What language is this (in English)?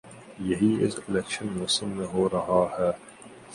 Urdu